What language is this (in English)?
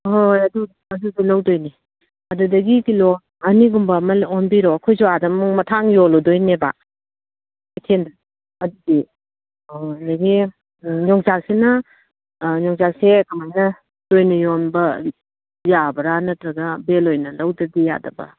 Manipuri